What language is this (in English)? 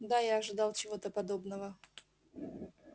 Russian